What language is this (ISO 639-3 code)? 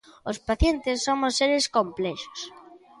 glg